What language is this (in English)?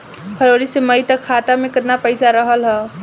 Bhojpuri